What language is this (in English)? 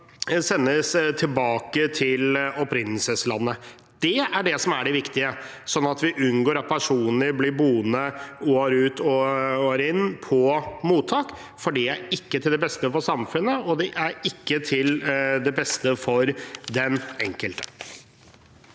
Norwegian